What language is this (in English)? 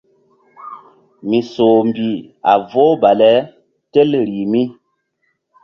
Mbum